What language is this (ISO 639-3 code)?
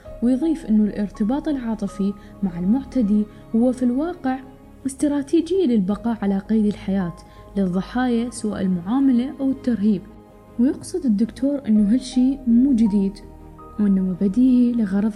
ara